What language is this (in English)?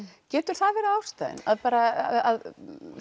Icelandic